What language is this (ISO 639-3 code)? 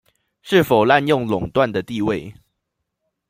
zho